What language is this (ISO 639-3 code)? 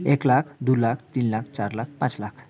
nep